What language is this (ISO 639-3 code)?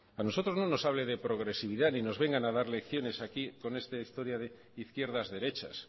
spa